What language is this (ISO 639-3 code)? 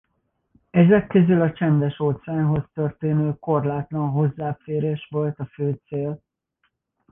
hun